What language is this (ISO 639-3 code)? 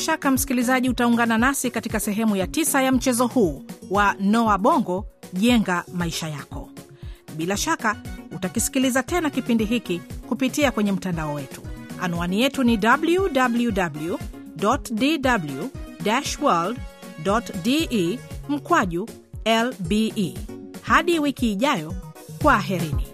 swa